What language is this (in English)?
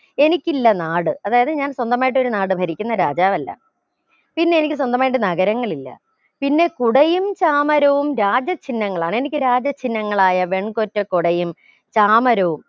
Malayalam